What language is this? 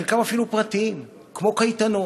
Hebrew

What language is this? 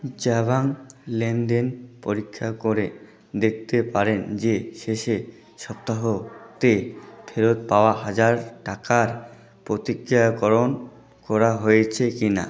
Bangla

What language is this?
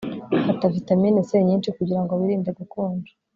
Kinyarwanda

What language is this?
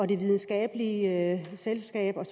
Danish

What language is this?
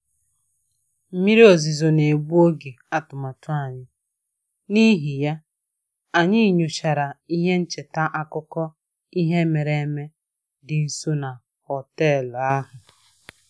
Igbo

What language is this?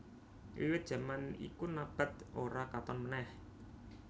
Javanese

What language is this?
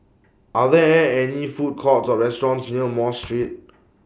English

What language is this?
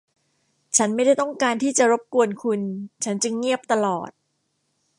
Thai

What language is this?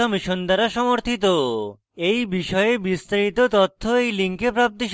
Bangla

